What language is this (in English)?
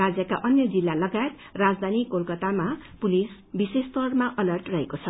Nepali